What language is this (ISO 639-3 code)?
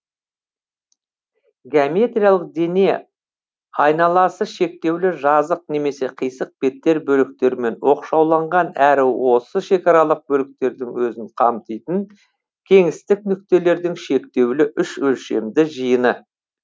kaz